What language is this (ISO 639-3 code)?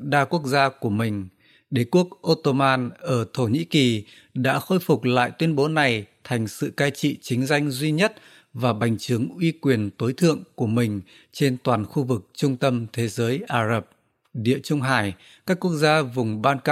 vie